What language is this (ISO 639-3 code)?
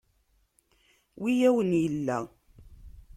kab